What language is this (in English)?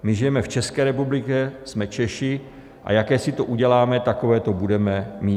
Czech